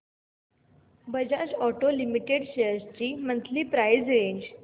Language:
Marathi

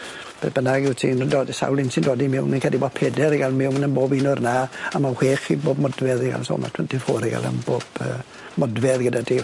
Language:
Welsh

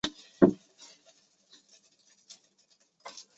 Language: Chinese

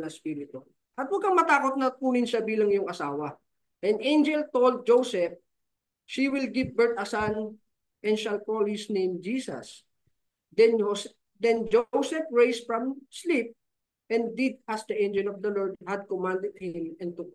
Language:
Filipino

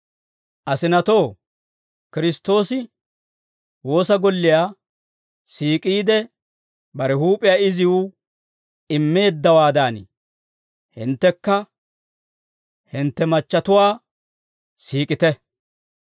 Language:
Dawro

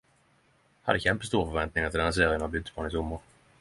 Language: Norwegian Nynorsk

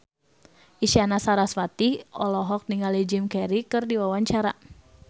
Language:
Sundanese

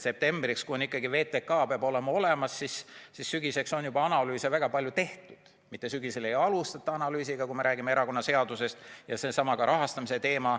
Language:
Estonian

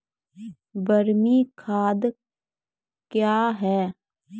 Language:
Maithili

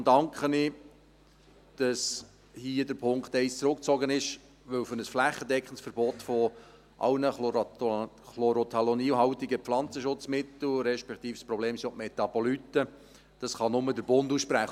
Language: Swiss German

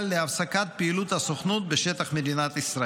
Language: Hebrew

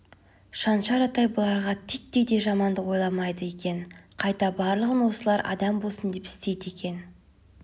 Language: Kazakh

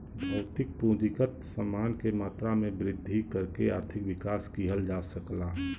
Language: Bhojpuri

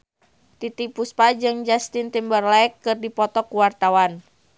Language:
Sundanese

